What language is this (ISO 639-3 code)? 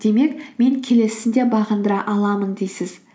kaz